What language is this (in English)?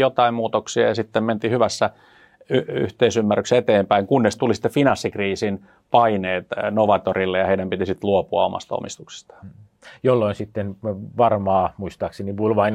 Finnish